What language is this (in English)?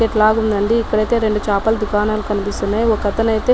Telugu